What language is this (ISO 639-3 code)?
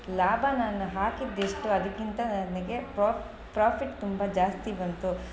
kan